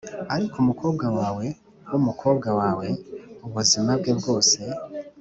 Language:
Kinyarwanda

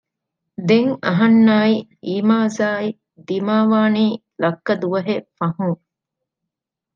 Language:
Divehi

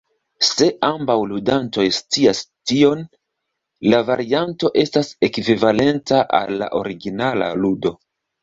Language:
Esperanto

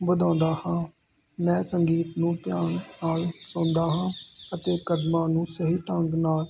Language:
Punjabi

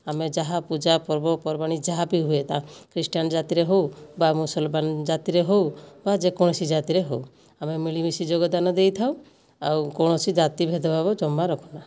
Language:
Odia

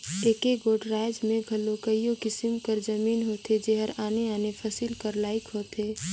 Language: Chhattisgarhi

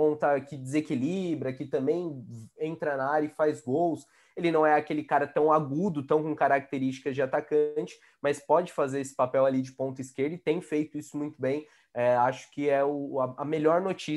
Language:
Portuguese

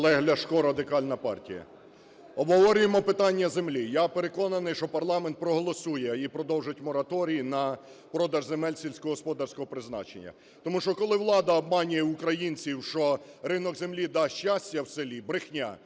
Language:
Ukrainian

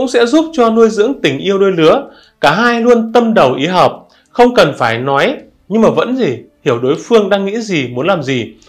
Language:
Vietnamese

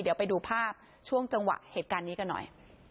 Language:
Thai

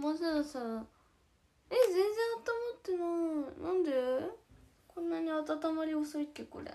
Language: Japanese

